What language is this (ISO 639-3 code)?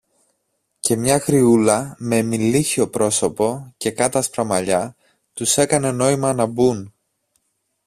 ell